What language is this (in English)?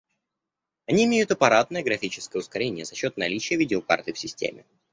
Russian